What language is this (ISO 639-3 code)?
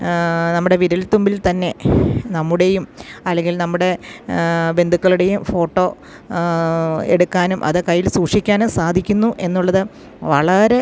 mal